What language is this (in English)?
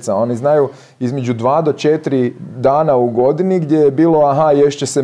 Croatian